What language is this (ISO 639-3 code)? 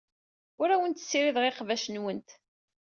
kab